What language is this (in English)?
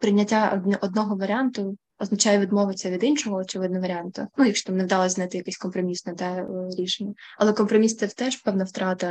Ukrainian